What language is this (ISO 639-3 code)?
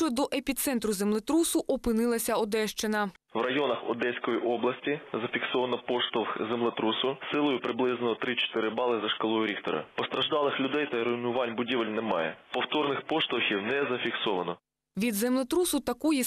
ukr